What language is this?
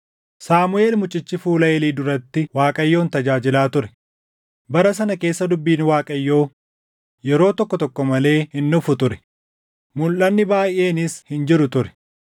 Oromo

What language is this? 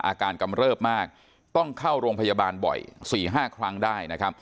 Thai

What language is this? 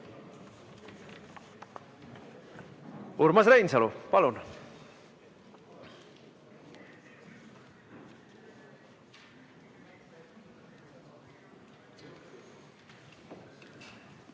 Estonian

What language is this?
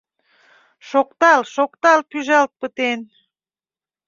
Mari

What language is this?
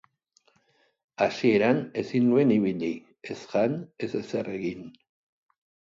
Basque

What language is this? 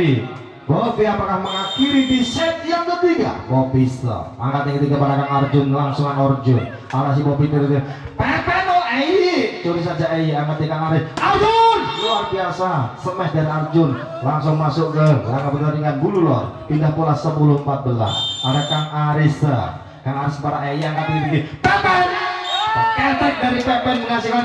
Indonesian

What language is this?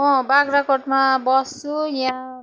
Nepali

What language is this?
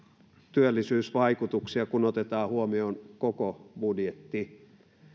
Finnish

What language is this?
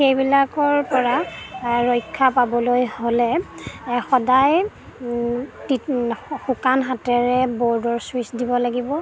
Assamese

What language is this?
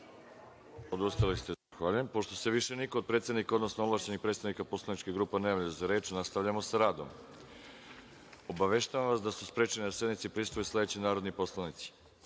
Serbian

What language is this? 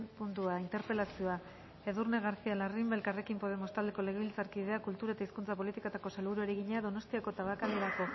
Basque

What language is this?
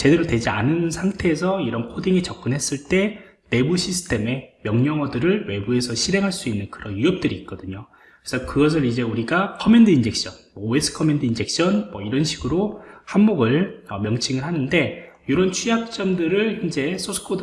Korean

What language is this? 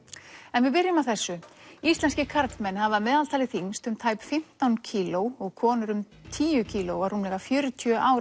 Icelandic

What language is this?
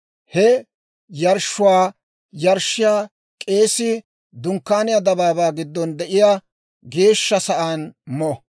Dawro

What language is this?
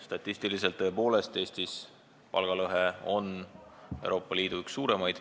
Estonian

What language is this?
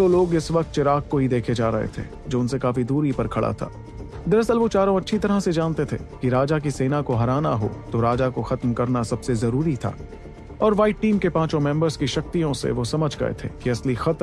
Hindi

